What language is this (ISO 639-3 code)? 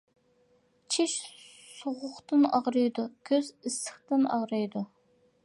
uig